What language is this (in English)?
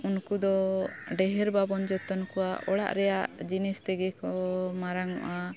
Santali